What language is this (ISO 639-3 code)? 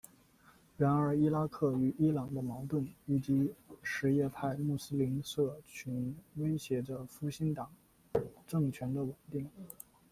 zho